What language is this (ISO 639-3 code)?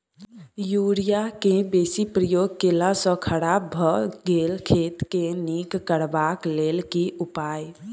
mai